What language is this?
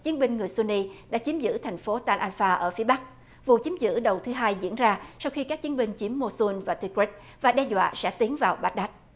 Vietnamese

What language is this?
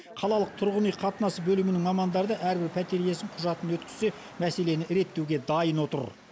Kazakh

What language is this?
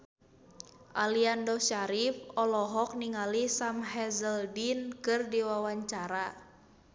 Sundanese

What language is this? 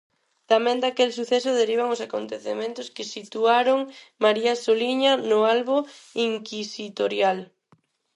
Galician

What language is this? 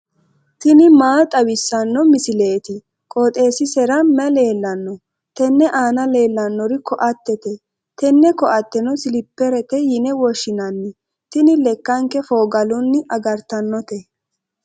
Sidamo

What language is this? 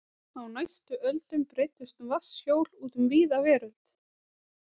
Icelandic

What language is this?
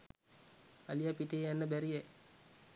Sinhala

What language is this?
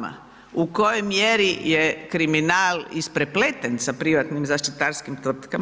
Croatian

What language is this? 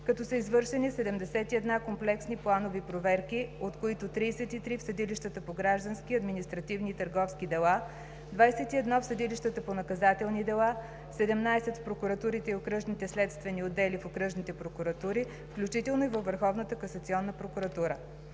Bulgarian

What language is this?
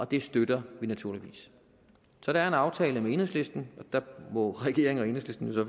Danish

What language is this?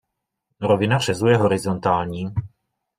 Czech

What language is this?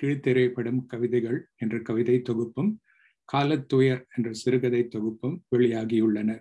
Tamil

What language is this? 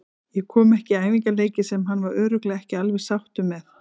Icelandic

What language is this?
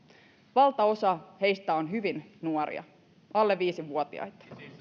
Finnish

